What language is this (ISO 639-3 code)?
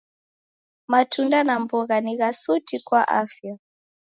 dav